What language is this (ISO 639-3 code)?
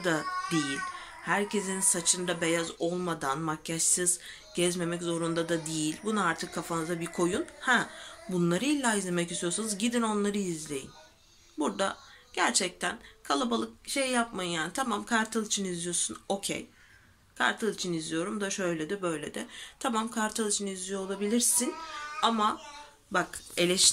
tur